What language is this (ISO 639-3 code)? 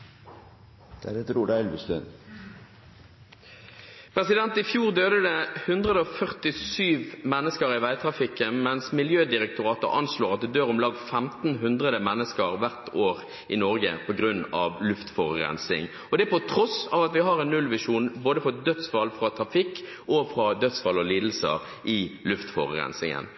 nob